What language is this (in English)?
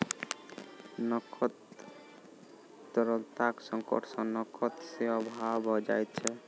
Maithili